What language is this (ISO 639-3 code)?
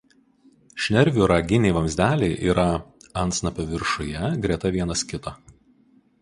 lit